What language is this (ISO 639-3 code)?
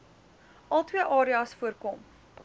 afr